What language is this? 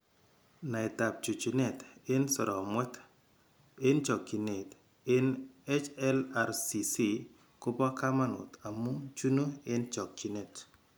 Kalenjin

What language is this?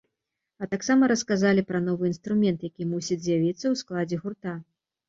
Belarusian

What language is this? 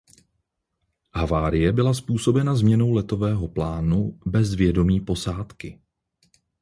Czech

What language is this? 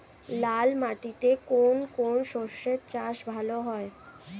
Bangla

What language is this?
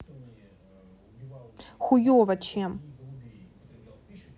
Russian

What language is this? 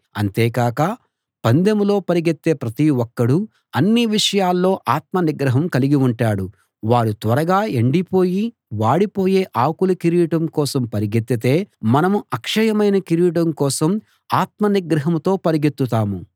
Telugu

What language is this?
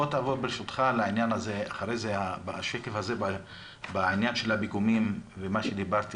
Hebrew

